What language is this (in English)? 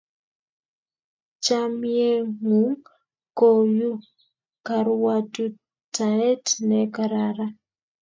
Kalenjin